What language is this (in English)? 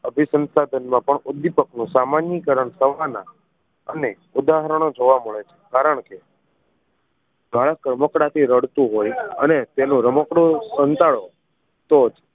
Gujarati